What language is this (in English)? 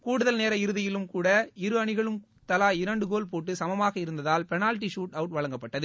Tamil